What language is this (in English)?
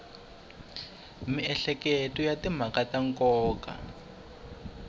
Tsonga